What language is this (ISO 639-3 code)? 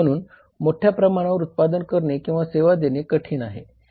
mar